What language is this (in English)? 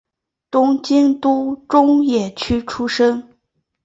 Chinese